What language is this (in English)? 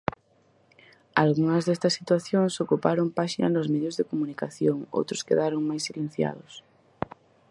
Galician